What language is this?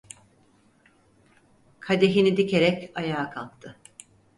Turkish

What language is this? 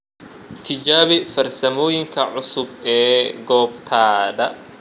Somali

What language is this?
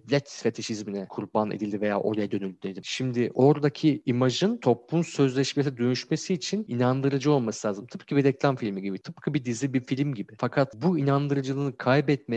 Turkish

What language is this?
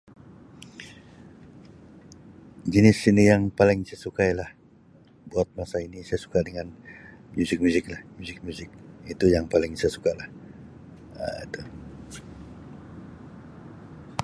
Sabah Malay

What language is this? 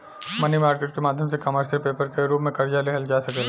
Bhojpuri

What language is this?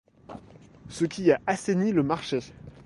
French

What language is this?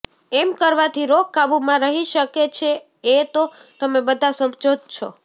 Gujarati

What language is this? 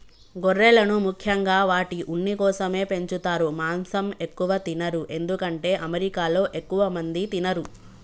Telugu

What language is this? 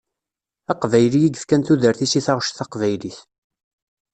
Kabyle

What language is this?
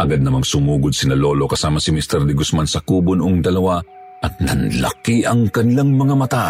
Filipino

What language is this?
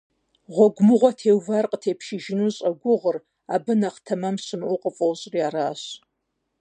Kabardian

